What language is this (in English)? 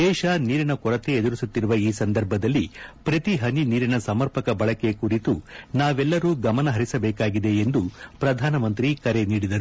Kannada